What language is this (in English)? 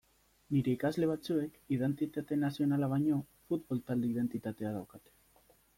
Basque